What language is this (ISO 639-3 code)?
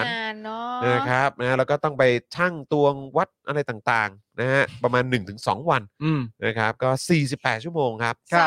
tha